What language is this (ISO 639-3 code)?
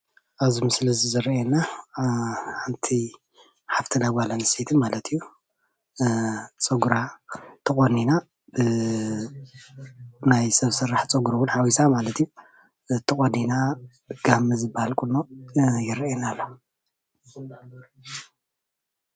tir